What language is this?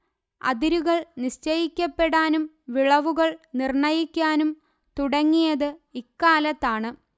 Malayalam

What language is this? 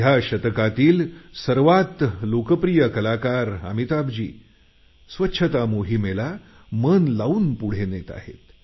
Marathi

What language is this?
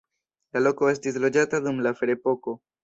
Esperanto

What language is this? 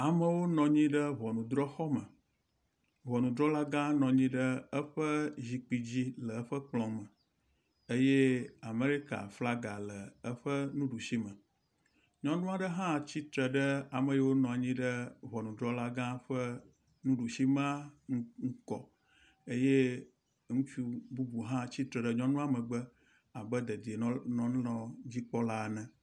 Ewe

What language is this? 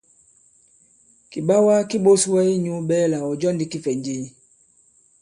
Bankon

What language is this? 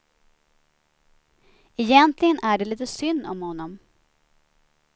Swedish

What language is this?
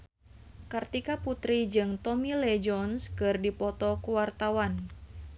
Sundanese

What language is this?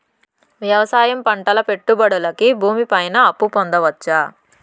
Telugu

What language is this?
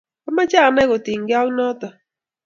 Kalenjin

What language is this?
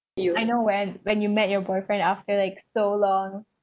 English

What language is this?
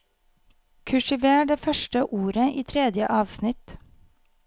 Norwegian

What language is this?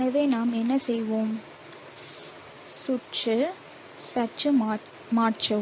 Tamil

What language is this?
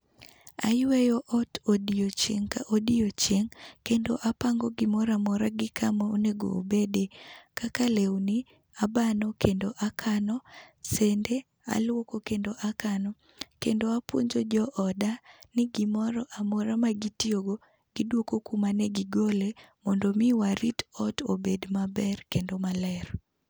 Luo (Kenya and Tanzania)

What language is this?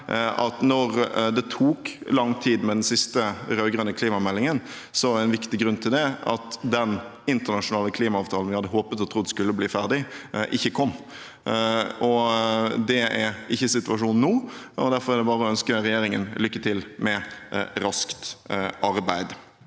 Norwegian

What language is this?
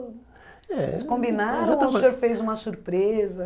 Portuguese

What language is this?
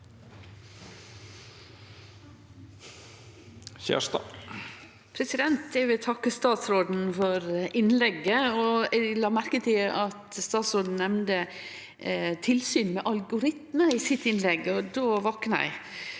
Norwegian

